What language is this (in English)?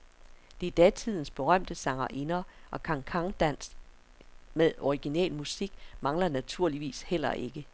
Danish